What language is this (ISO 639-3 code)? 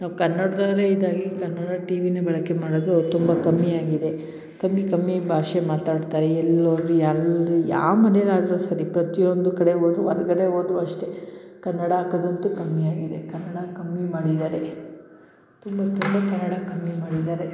kan